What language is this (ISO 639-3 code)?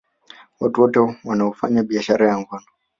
swa